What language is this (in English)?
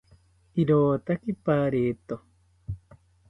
South Ucayali Ashéninka